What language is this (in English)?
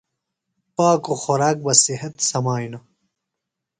Phalura